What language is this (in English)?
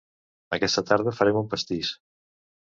Catalan